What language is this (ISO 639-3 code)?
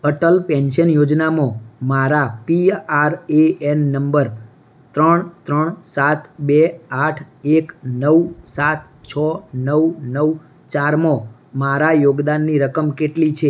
guj